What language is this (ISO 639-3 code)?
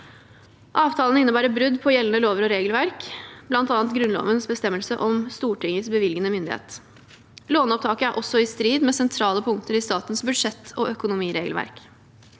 nor